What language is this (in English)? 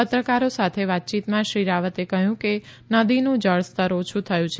Gujarati